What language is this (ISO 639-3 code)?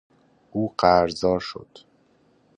fas